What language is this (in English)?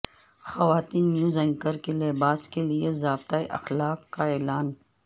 Urdu